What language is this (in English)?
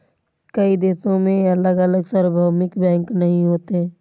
Hindi